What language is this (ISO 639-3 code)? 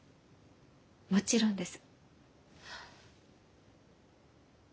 jpn